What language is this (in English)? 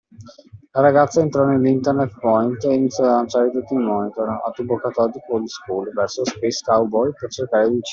Italian